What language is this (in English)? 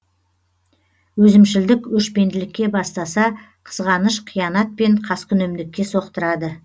Kazakh